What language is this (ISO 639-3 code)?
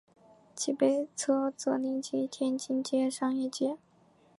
zho